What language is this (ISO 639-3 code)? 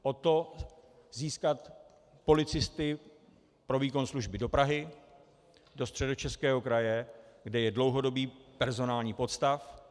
ces